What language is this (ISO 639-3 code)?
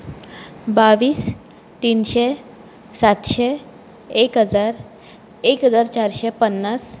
kok